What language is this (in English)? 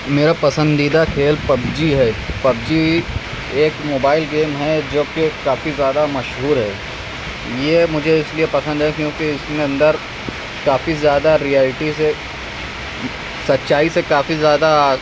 Urdu